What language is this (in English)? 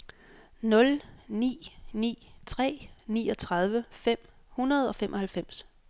Danish